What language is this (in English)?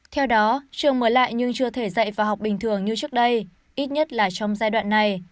Vietnamese